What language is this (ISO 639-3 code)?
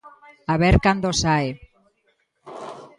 glg